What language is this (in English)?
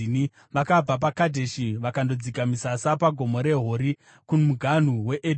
Shona